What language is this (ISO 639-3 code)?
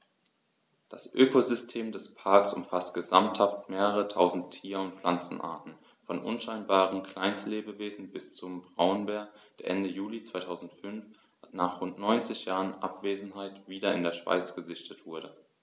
deu